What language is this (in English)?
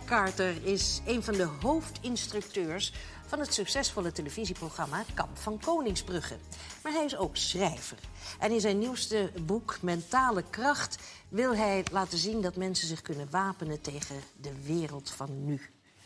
Dutch